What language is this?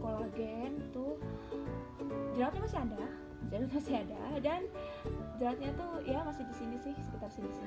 Indonesian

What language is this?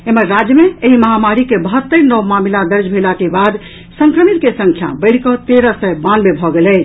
Maithili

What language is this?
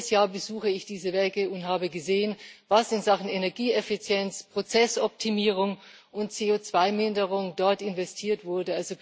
German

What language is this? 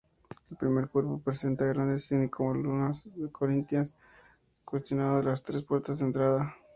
Spanish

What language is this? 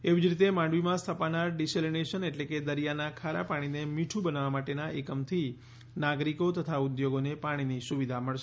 Gujarati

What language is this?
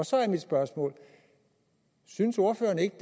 Danish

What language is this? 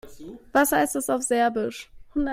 German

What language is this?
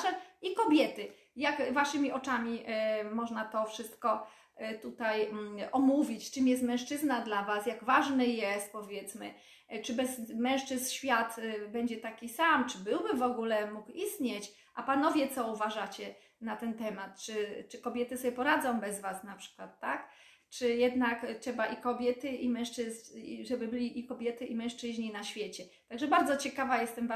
Polish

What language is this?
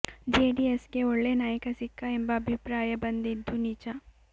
Kannada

